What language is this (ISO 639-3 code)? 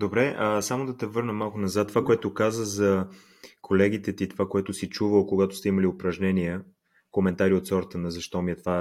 bul